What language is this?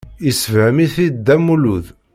Kabyle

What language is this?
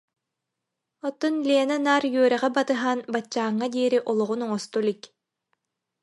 Yakut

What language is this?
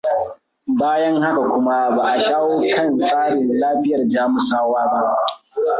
Hausa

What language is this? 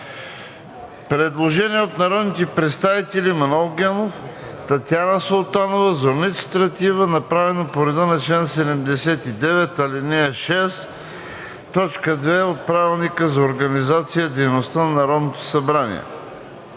Bulgarian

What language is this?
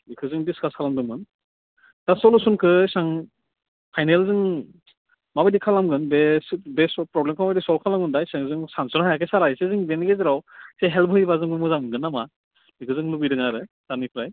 Bodo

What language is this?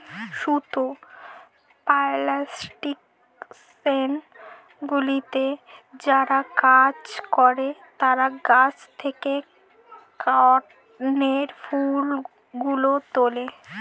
Bangla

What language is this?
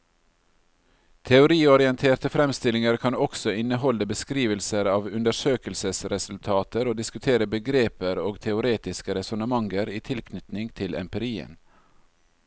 Norwegian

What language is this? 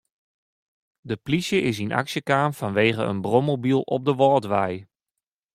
Western Frisian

